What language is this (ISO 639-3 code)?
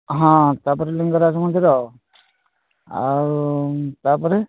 ori